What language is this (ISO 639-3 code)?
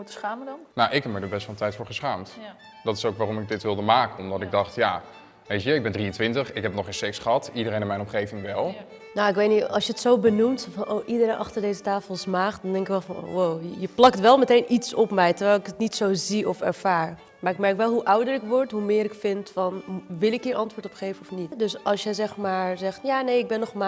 nld